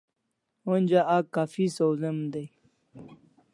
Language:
Kalasha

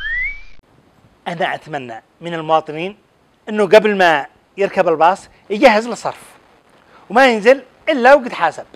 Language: Arabic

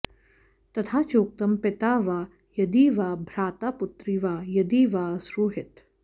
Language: Sanskrit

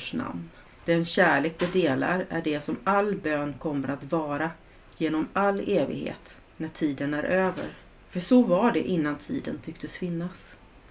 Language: Swedish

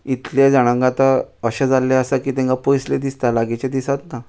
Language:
Konkani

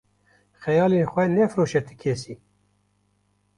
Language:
Kurdish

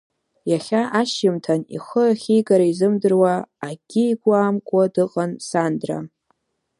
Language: Abkhazian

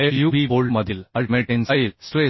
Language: Marathi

